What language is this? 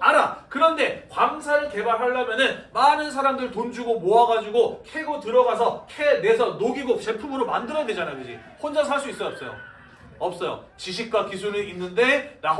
Korean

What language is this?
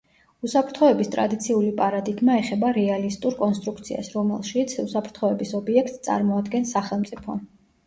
Georgian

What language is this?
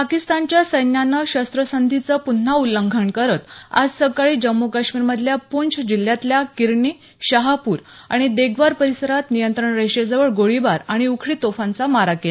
Marathi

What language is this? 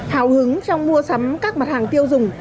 Vietnamese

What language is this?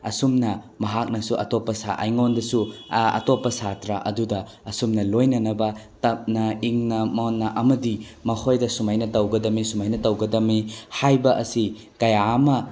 Manipuri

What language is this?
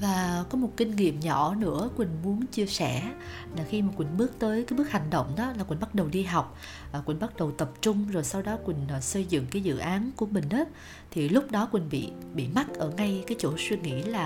Vietnamese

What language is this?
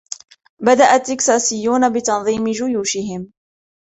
Arabic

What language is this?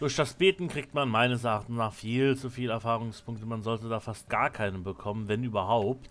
German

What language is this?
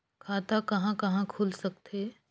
Chhattisgarhi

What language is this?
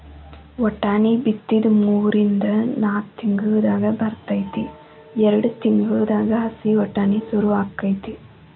Kannada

